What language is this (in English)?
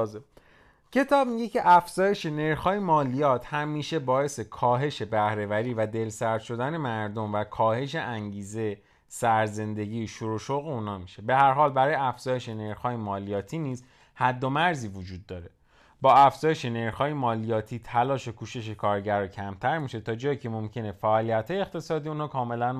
Persian